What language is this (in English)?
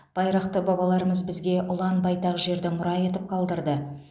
Kazakh